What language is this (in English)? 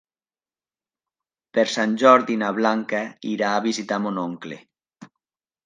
Catalan